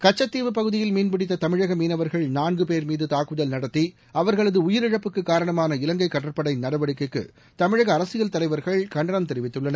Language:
Tamil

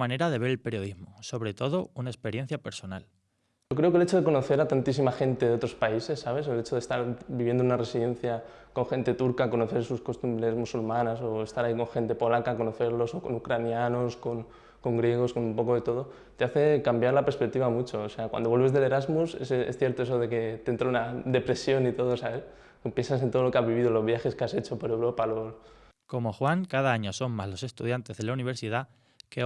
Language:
Spanish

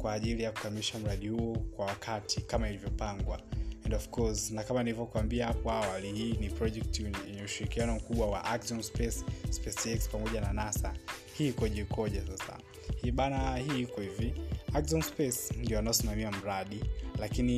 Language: Swahili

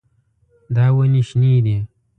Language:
Pashto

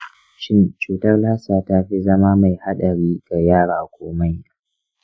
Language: Hausa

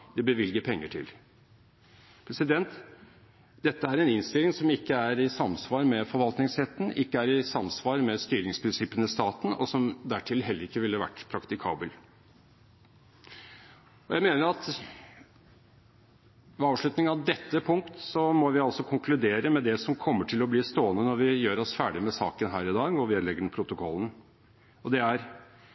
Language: Norwegian Bokmål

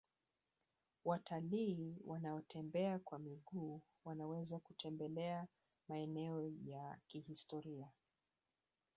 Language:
Swahili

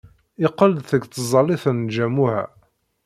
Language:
Kabyle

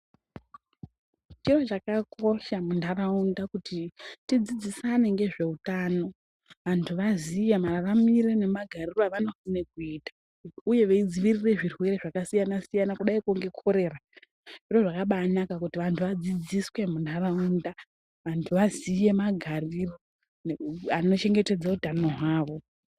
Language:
Ndau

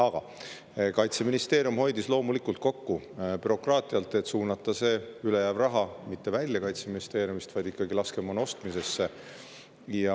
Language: Estonian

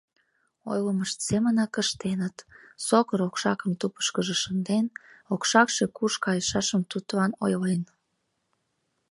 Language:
Mari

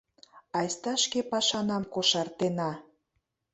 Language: Mari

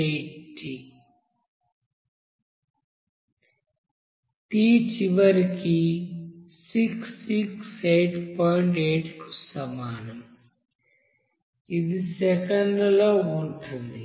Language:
Telugu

